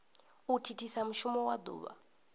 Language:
Venda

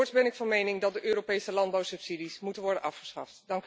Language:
Dutch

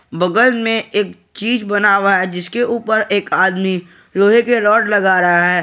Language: Hindi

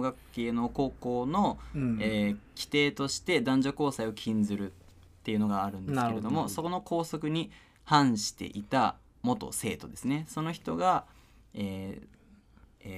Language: Japanese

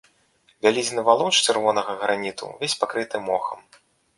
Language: Belarusian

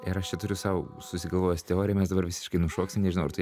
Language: Lithuanian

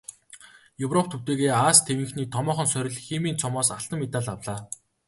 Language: Mongolian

